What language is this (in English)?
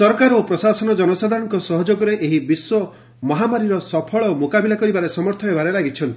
Odia